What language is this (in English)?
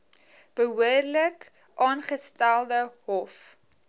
Afrikaans